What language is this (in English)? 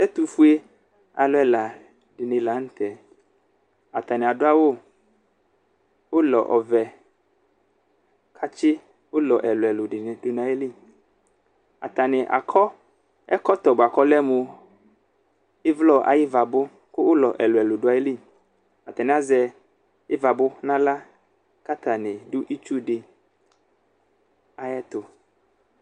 Ikposo